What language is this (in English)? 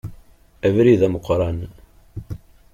Kabyle